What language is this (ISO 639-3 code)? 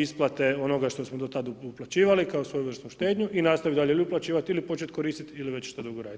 hrv